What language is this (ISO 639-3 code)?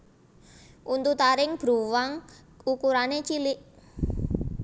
jav